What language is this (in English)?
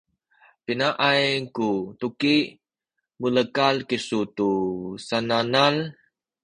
Sakizaya